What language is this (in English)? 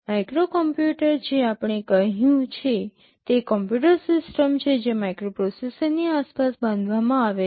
Gujarati